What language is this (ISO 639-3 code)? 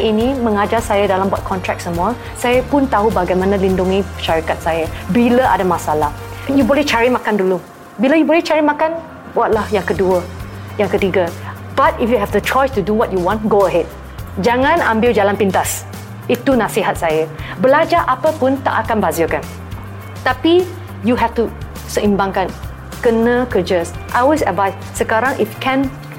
msa